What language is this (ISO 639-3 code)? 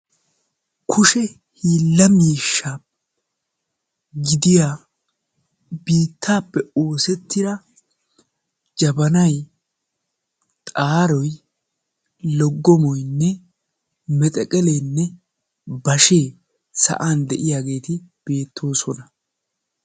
wal